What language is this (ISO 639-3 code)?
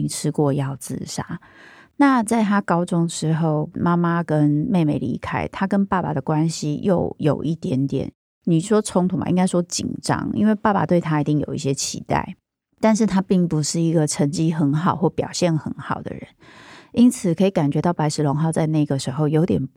zho